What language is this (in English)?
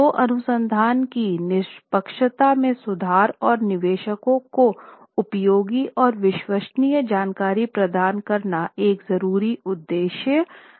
Hindi